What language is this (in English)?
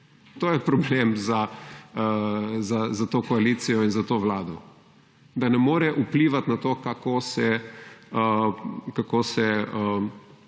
Slovenian